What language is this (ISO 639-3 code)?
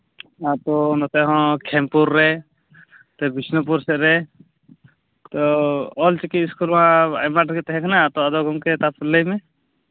sat